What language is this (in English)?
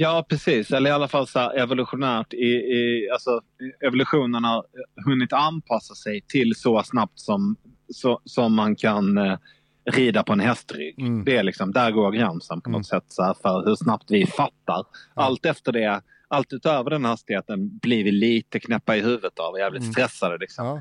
Swedish